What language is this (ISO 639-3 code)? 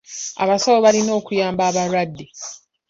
lug